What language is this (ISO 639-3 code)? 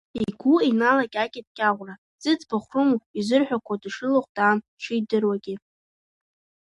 abk